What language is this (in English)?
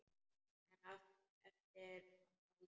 Icelandic